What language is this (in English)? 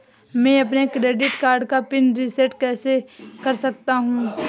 Hindi